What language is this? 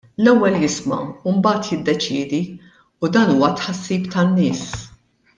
Maltese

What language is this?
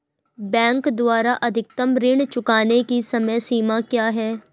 Hindi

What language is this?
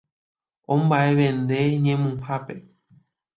Guarani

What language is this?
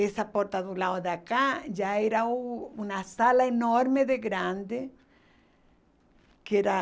Portuguese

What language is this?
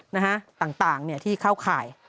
Thai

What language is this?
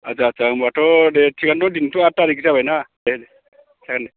Bodo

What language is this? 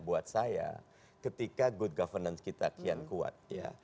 Indonesian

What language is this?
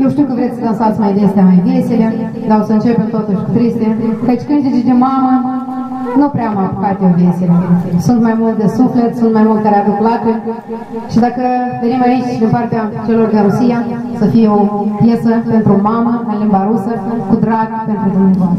Romanian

